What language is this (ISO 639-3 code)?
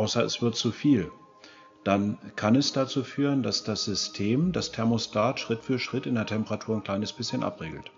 deu